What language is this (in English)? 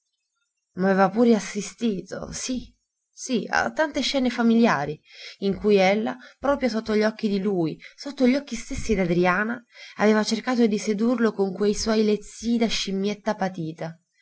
Italian